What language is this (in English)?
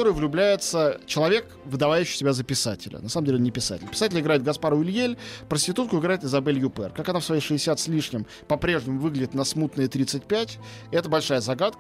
Russian